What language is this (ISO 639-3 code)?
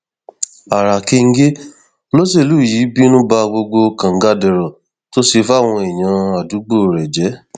yor